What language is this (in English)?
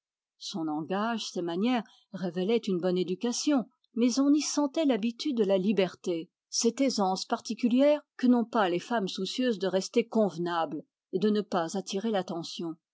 French